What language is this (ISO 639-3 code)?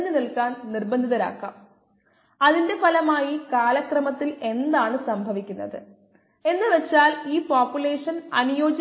mal